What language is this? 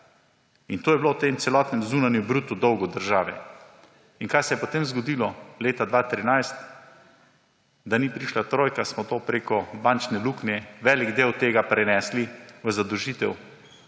Slovenian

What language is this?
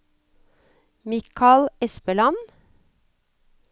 Norwegian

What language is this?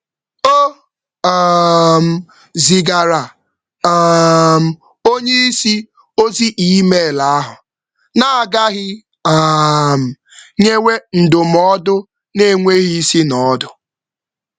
Igbo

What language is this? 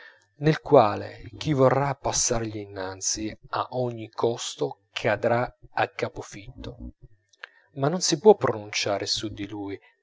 Italian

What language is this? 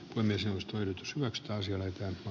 Finnish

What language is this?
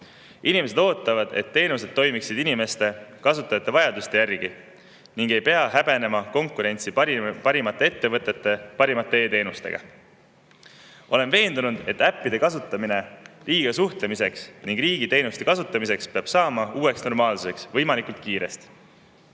Estonian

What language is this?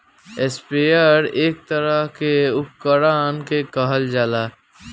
Bhojpuri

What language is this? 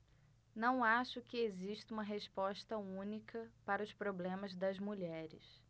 Portuguese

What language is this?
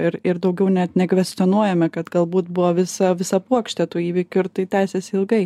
Lithuanian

